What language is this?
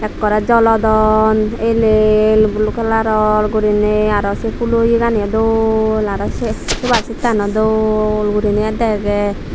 Chakma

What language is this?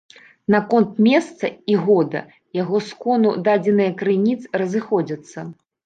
Belarusian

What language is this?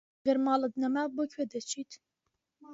Central Kurdish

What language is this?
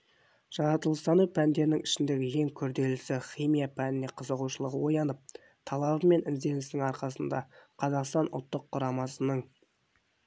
Kazakh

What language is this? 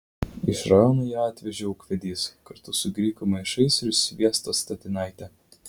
Lithuanian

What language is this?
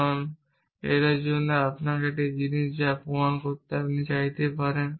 Bangla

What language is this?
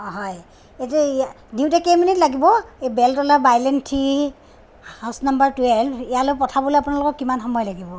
Assamese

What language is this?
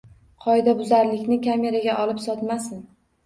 Uzbek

